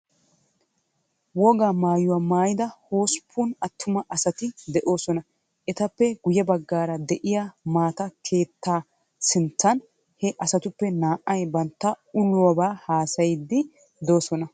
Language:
Wolaytta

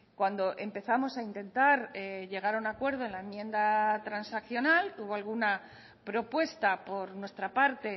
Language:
Spanish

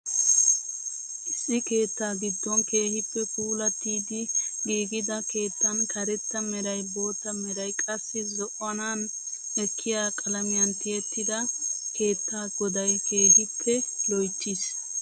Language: Wolaytta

